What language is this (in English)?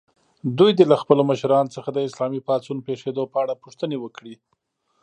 Pashto